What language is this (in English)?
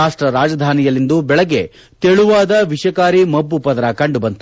Kannada